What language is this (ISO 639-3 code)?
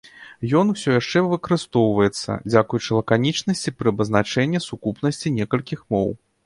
bel